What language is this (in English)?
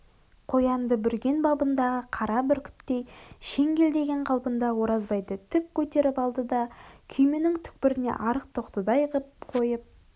Kazakh